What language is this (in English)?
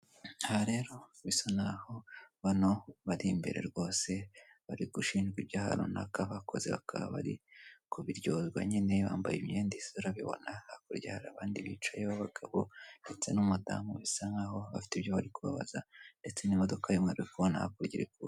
Kinyarwanda